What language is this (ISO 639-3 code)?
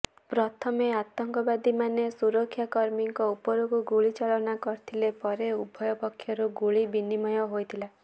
ori